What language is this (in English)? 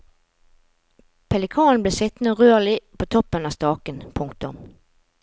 Norwegian